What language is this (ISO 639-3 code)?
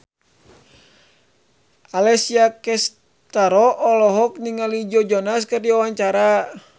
sun